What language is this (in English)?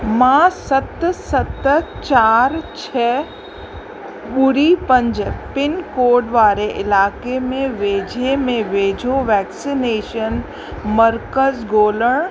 Sindhi